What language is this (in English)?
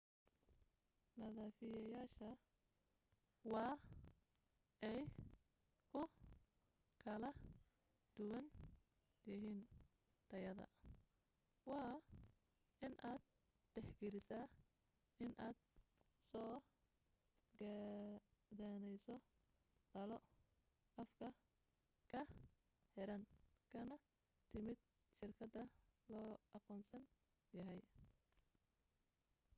Somali